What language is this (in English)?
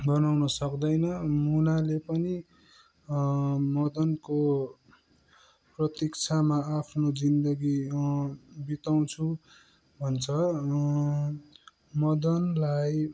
Nepali